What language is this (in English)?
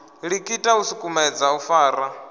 Venda